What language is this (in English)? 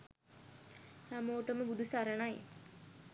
Sinhala